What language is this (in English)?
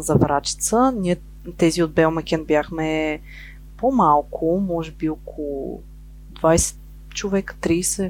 Bulgarian